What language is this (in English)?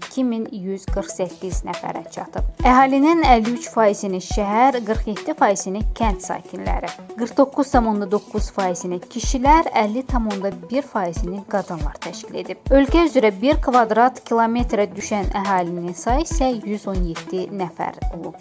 Turkish